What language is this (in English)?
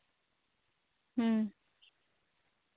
Santali